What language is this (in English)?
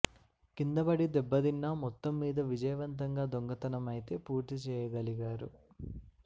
Telugu